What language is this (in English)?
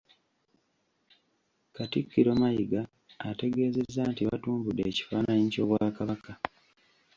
Ganda